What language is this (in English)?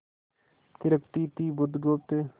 Hindi